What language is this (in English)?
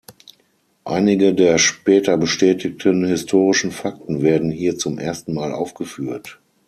German